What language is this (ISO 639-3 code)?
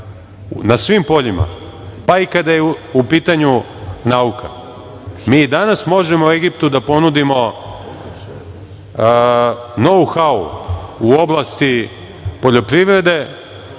srp